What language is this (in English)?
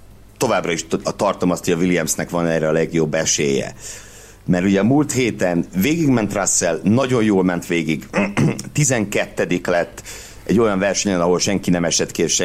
Hungarian